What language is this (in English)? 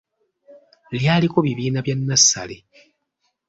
Ganda